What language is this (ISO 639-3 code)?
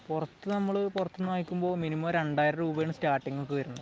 mal